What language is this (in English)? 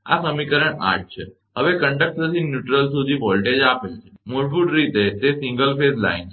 Gujarati